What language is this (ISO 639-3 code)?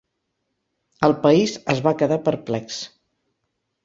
cat